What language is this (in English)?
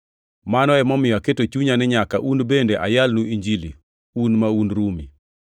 Luo (Kenya and Tanzania)